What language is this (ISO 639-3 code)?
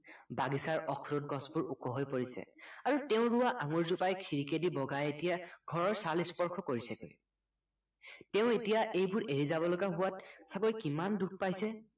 asm